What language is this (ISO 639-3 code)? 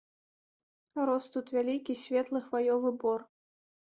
bel